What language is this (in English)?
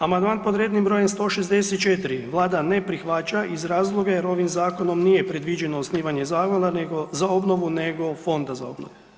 Croatian